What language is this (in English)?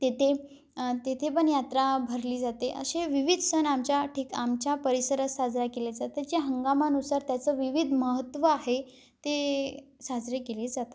Marathi